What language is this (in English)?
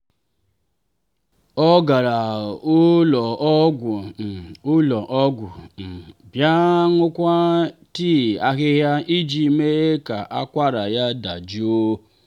Igbo